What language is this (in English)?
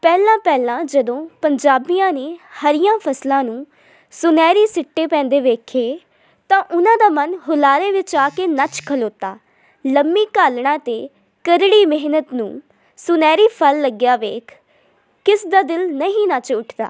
Punjabi